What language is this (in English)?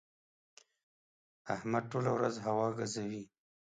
Pashto